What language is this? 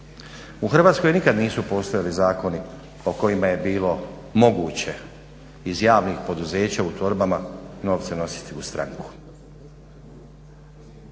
Croatian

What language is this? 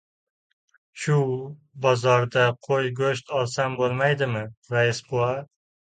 Uzbek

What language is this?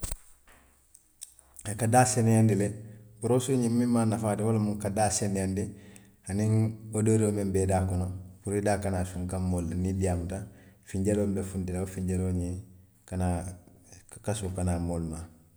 Western Maninkakan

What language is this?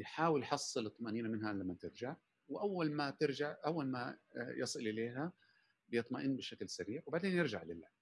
Arabic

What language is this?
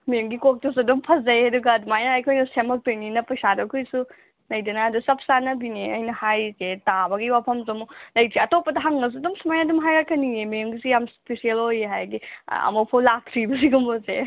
Manipuri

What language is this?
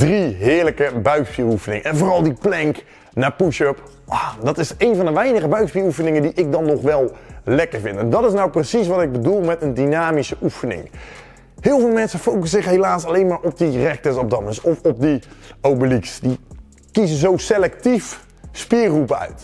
Dutch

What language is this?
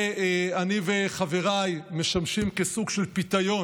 Hebrew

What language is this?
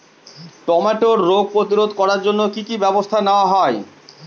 Bangla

